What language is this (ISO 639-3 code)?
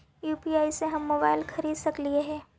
mag